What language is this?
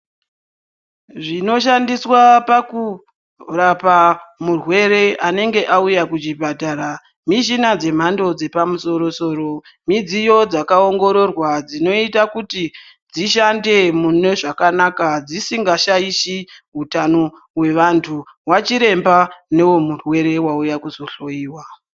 Ndau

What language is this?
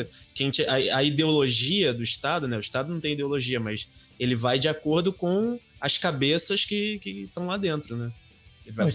Portuguese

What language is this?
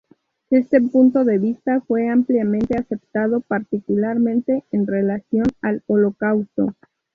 Spanish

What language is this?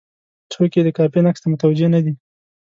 Pashto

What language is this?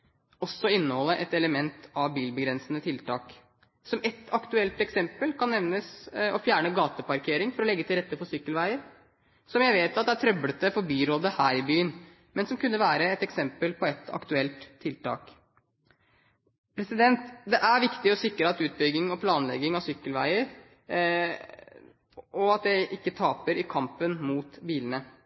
Norwegian Bokmål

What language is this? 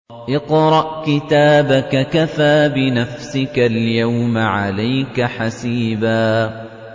Arabic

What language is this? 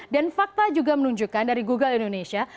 Indonesian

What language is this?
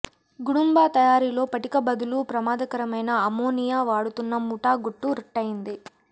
Telugu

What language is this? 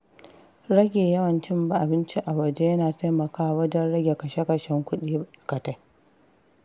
Hausa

